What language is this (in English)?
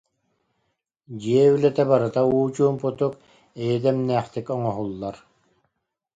Yakut